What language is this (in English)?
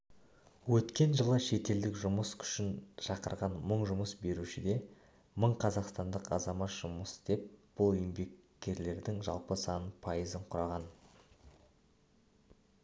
Kazakh